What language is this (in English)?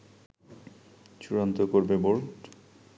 Bangla